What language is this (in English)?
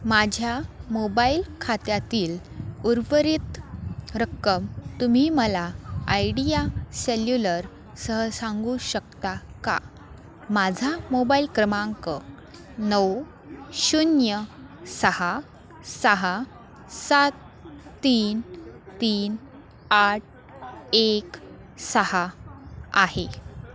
Marathi